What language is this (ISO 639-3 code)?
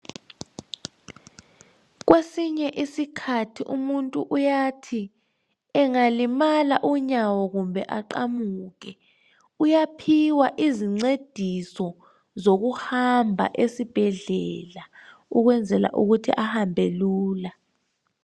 nde